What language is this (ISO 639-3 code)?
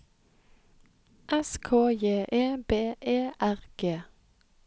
nor